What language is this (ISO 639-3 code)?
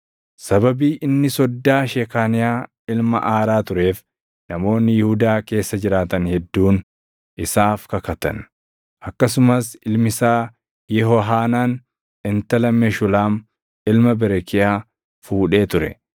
orm